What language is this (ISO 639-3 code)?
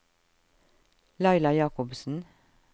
nor